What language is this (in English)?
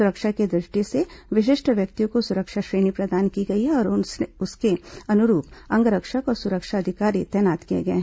Hindi